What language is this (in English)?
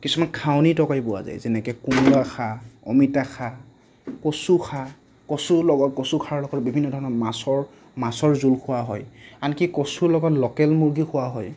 Assamese